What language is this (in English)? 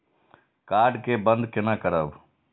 Maithili